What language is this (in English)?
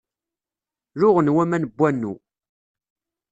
Kabyle